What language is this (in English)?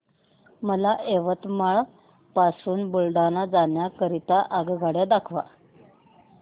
Marathi